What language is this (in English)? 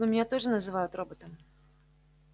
Russian